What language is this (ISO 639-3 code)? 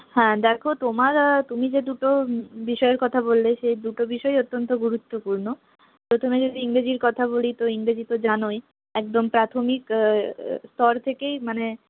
ben